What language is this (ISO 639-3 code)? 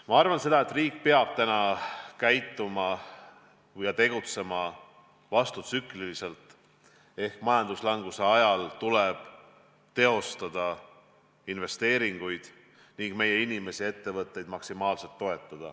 est